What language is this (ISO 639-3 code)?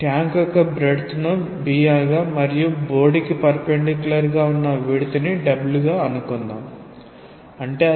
tel